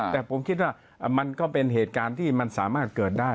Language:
Thai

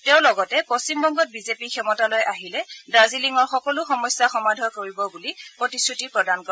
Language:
Assamese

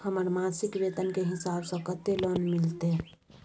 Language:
Maithili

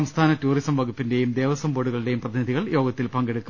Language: Malayalam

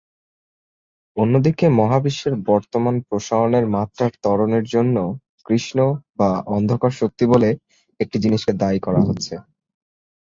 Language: Bangla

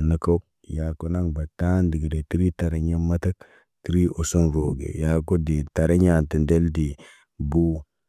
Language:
Naba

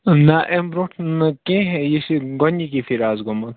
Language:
Kashmiri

